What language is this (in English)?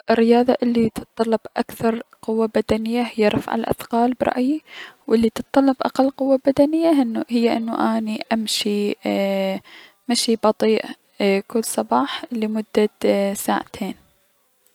Mesopotamian Arabic